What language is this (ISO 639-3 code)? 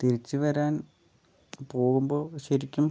mal